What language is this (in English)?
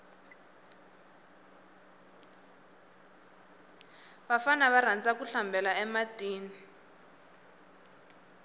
Tsonga